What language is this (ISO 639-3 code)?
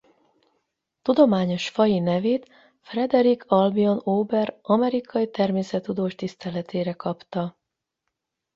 hun